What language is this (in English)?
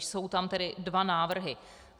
Czech